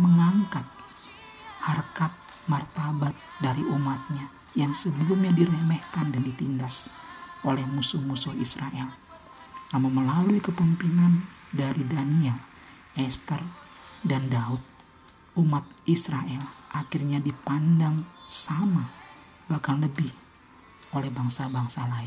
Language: Indonesian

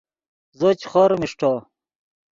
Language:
Yidgha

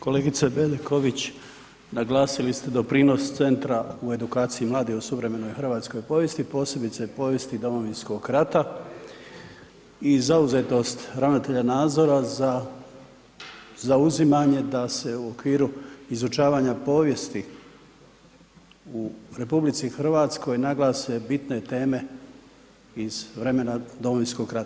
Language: Croatian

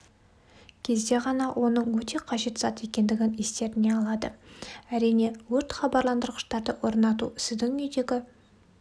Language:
Kazakh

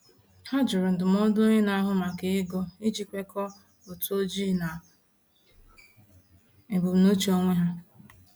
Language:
Igbo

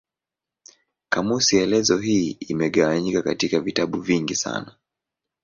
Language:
Swahili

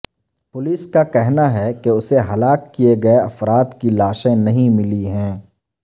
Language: Urdu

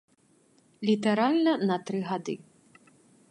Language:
Belarusian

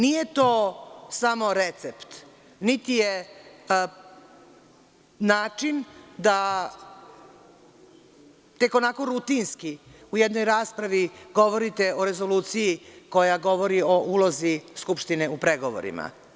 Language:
Serbian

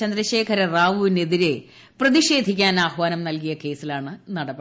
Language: Malayalam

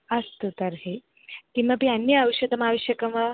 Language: Sanskrit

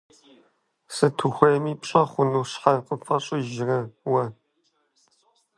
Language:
Kabardian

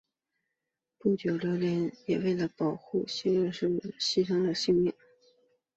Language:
Chinese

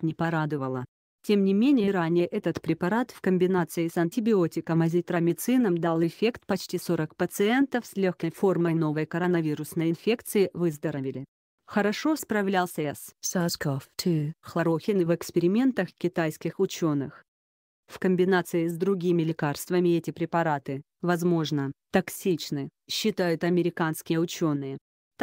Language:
Russian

